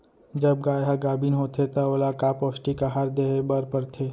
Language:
Chhattisgarhi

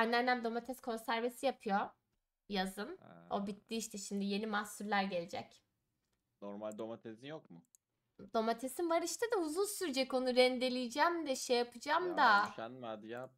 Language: Turkish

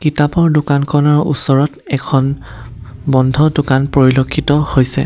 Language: Assamese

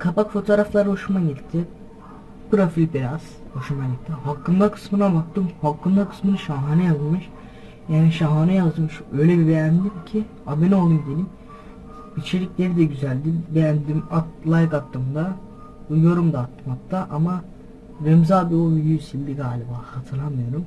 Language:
Turkish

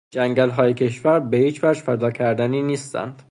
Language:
Persian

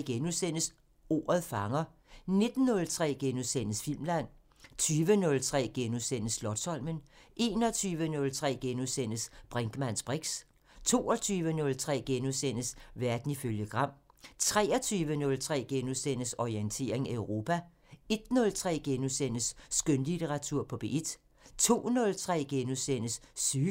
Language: Danish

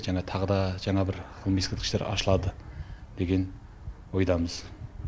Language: Kazakh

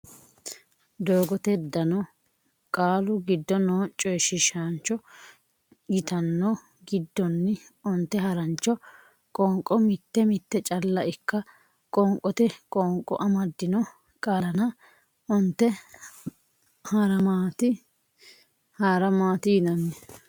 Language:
Sidamo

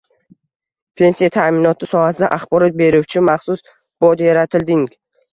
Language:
Uzbek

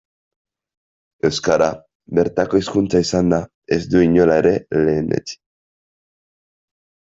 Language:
Basque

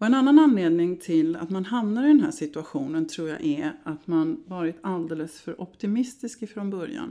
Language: Swedish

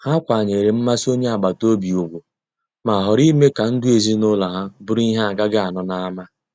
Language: Igbo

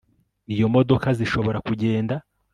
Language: Kinyarwanda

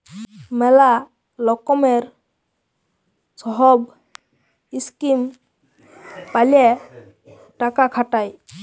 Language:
Bangla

